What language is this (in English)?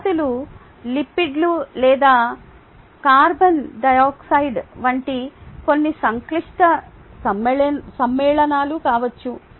Telugu